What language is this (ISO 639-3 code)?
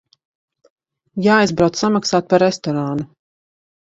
lav